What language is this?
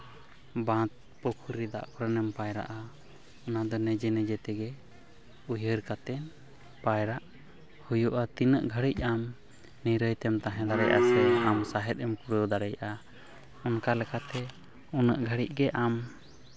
Santali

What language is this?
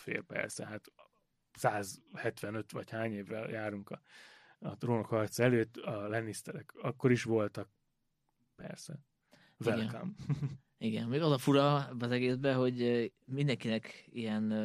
Hungarian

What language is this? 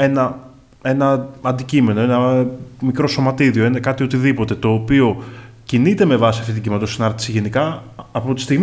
Greek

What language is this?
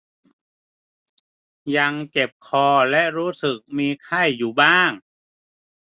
Thai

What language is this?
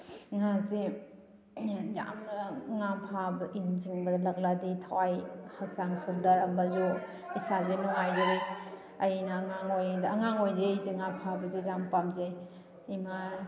Manipuri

